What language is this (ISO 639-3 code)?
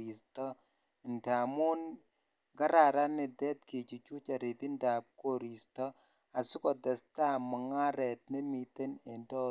kln